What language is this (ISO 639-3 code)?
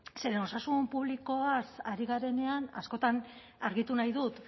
eus